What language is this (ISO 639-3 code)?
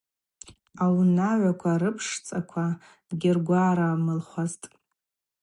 abq